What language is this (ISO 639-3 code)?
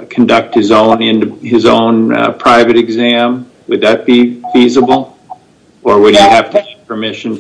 eng